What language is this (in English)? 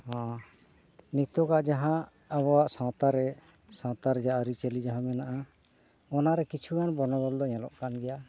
Santali